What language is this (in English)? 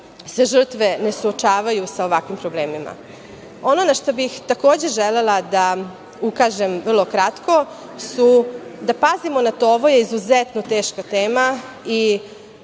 Serbian